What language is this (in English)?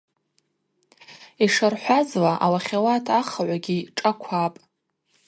Abaza